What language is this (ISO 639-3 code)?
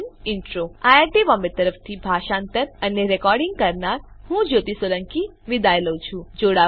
guj